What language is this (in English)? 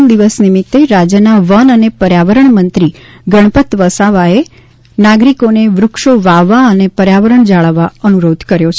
Gujarati